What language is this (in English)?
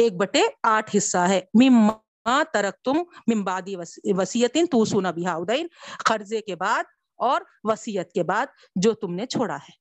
Urdu